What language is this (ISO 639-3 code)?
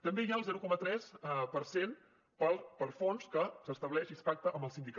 cat